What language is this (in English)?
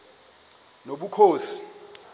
Xhosa